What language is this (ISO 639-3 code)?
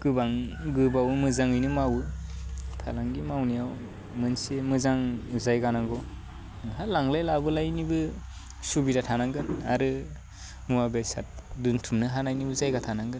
brx